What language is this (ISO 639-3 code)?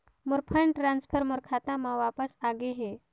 hne